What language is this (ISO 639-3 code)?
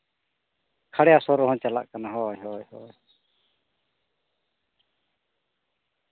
sat